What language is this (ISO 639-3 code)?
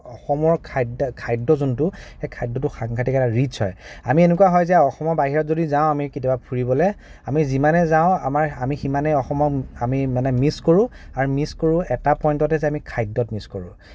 asm